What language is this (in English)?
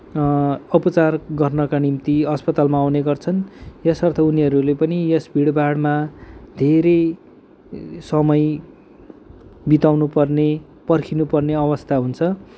Nepali